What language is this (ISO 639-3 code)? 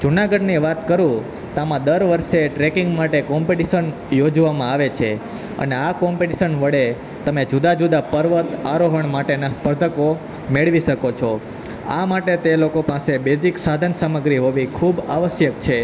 guj